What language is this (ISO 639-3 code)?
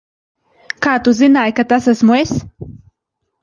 lav